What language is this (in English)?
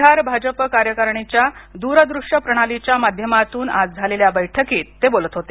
Marathi